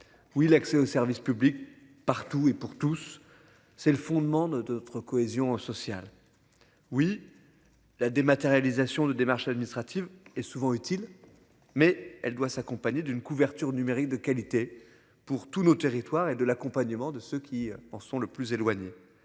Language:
French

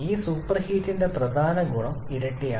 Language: Malayalam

